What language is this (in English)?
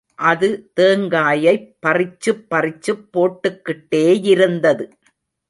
Tamil